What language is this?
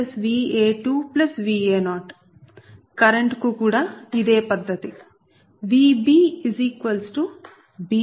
Telugu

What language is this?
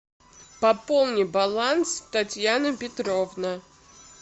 Russian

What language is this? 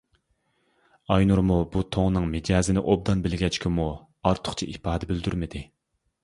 Uyghur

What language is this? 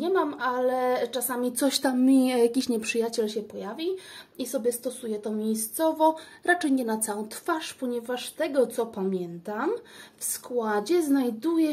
Polish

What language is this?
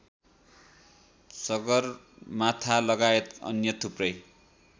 Nepali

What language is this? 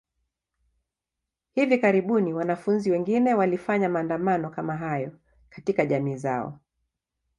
Swahili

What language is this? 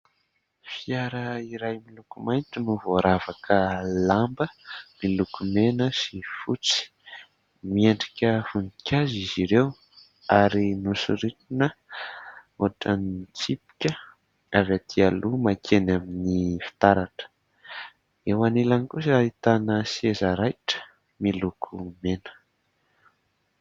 Malagasy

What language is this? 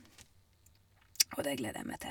Norwegian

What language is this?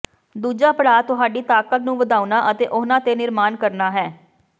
Punjabi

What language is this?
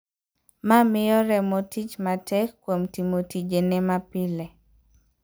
Luo (Kenya and Tanzania)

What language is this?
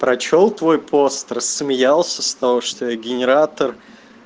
Russian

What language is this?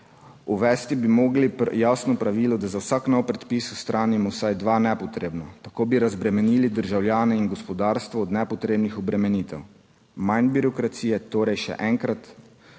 Slovenian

